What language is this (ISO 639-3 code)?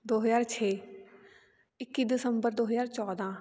pan